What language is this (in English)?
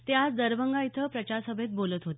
Marathi